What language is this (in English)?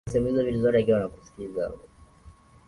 Swahili